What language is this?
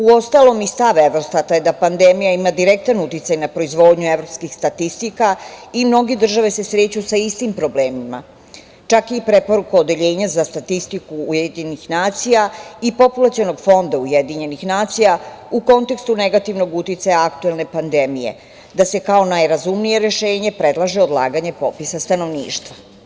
Serbian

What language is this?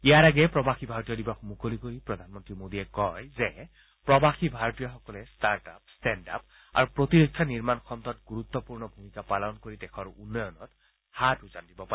Assamese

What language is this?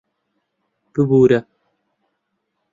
Central Kurdish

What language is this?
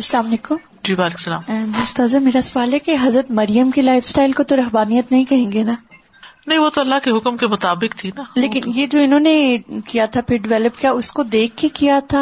Urdu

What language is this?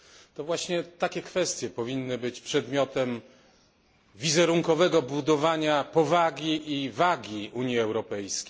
Polish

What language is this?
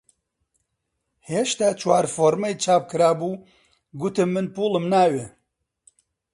Central Kurdish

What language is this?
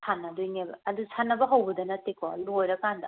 Manipuri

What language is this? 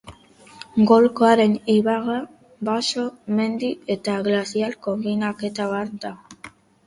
Basque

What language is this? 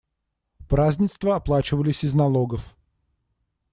Russian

